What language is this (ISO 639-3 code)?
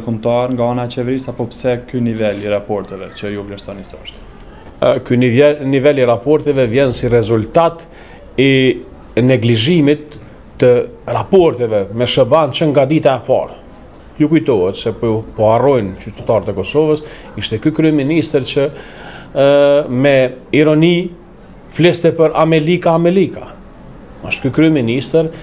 ron